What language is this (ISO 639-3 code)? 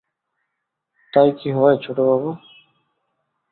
ben